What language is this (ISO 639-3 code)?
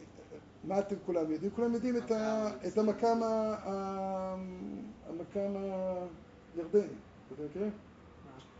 heb